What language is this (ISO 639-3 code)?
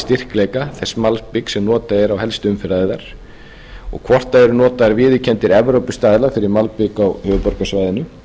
isl